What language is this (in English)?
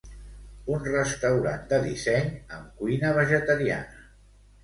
Catalan